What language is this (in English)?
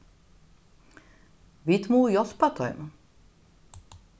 Faroese